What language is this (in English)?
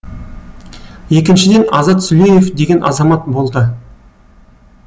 Kazakh